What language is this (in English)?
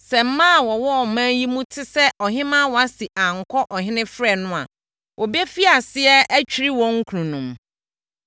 Akan